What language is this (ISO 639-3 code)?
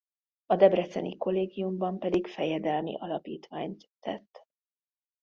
hun